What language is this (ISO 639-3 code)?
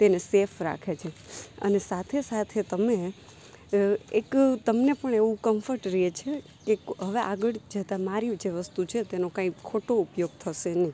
guj